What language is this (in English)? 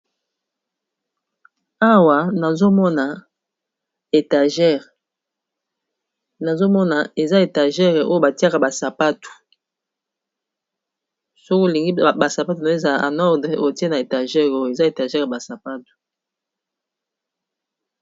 Lingala